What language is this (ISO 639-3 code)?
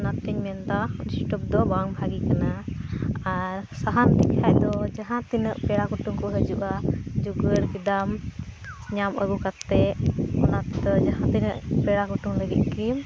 sat